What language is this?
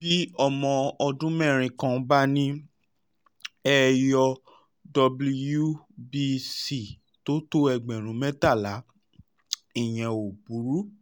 Yoruba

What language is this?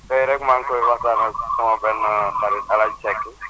Wolof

